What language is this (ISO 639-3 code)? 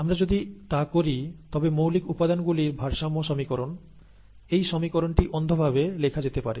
ben